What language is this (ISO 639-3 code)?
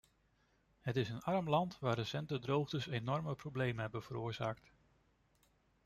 nld